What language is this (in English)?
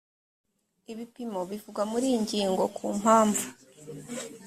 Kinyarwanda